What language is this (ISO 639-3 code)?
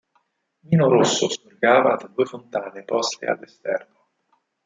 ita